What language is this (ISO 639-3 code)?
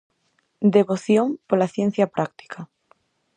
glg